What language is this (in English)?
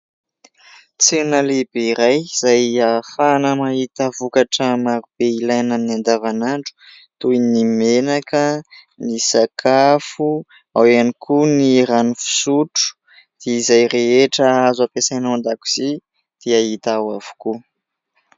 Malagasy